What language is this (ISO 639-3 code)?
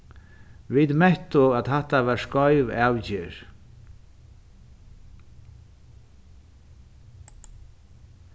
fao